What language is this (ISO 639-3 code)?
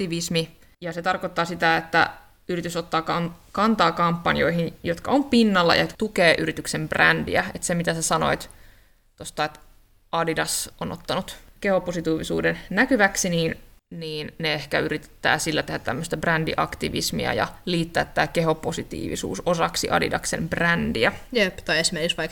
fin